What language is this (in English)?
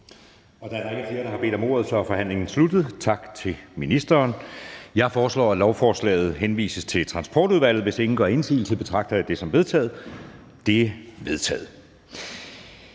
Danish